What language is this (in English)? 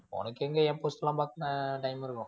Tamil